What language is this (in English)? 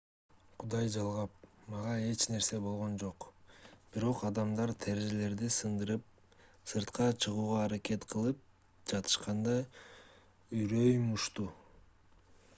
Kyrgyz